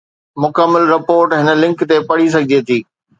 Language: Sindhi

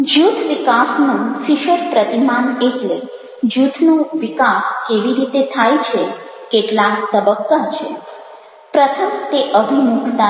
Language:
Gujarati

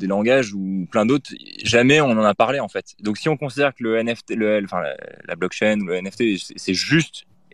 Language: French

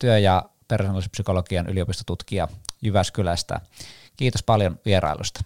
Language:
Finnish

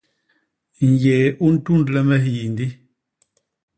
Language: Basaa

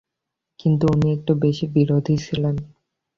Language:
Bangla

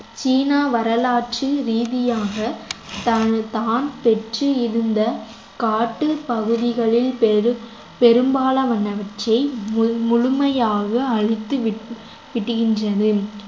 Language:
Tamil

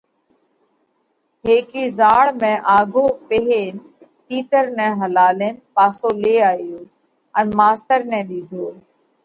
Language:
Parkari Koli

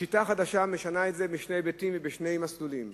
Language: Hebrew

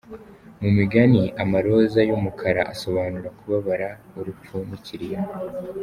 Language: Kinyarwanda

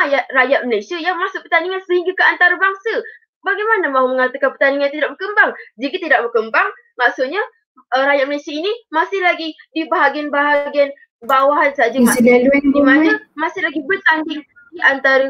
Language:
Malay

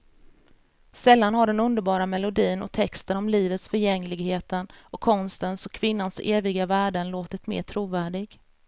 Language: Swedish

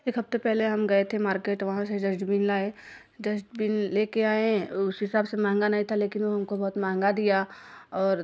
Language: Hindi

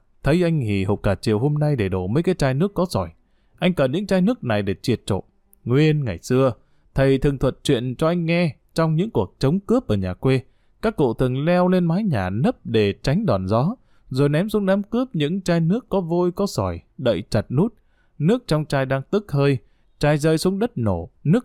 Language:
Vietnamese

